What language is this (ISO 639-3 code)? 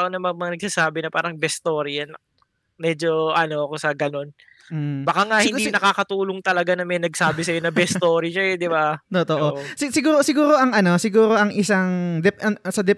fil